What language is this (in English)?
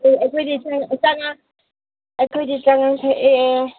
Manipuri